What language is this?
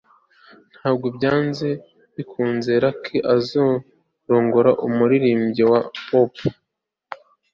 Kinyarwanda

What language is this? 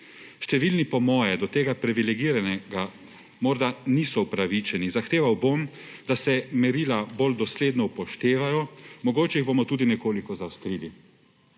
Slovenian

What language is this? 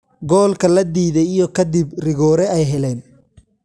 Somali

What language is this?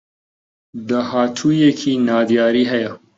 Central Kurdish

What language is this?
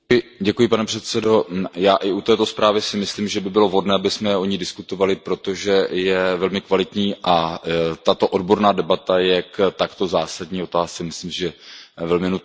Czech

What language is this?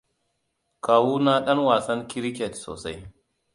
Hausa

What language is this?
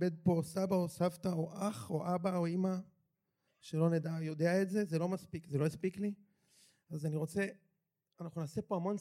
Hebrew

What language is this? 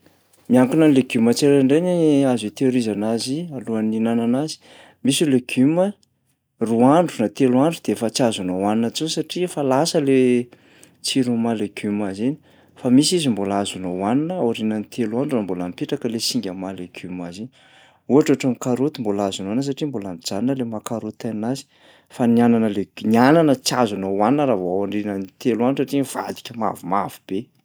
Malagasy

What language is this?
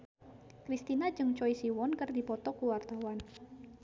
Sundanese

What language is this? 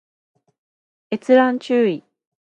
Japanese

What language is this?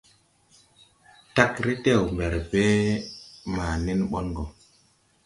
Tupuri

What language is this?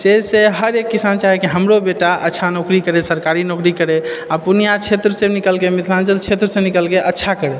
Maithili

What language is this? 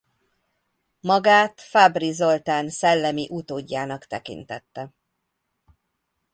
Hungarian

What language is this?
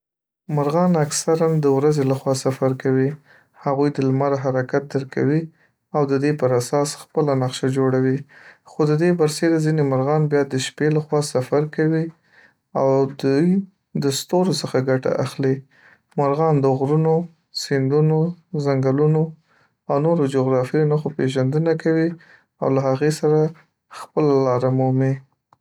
Pashto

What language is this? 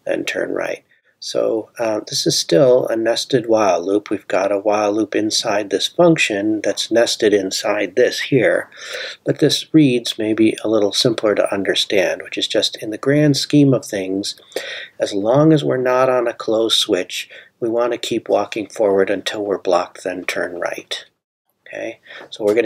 English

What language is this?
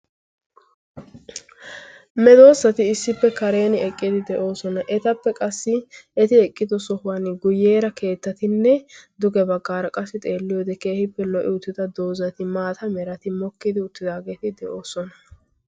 Wolaytta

